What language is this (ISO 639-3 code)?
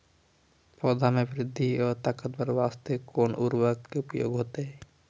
mai